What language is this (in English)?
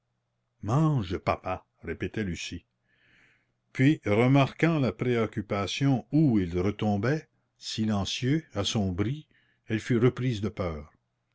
French